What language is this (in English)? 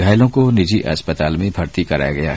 Hindi